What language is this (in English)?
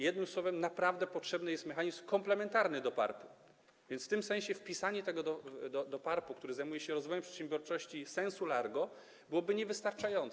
Polish